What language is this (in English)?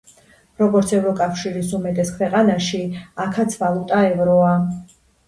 Georgian